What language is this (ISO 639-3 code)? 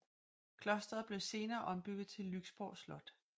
dan